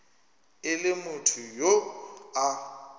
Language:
Northern Sotho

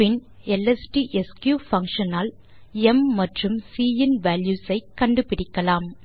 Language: Tamil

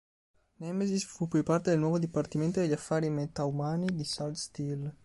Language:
Italian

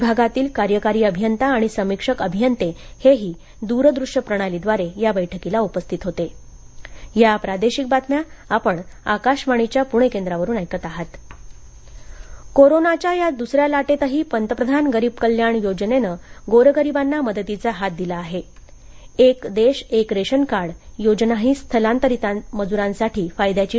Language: Marathi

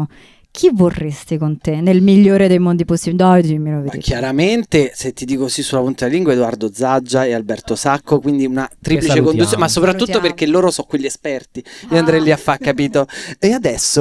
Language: Italian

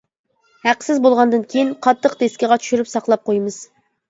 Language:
Uyghur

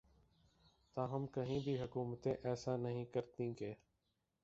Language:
Urdu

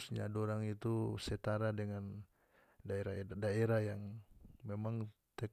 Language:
North Moluccan Malay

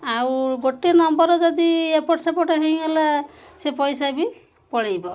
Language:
Odia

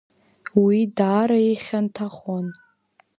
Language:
Abkhazian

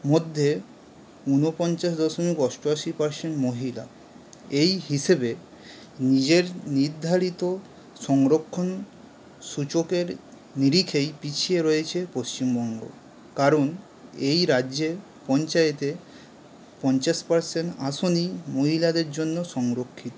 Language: Bangla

